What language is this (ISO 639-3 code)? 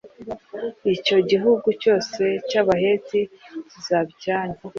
kin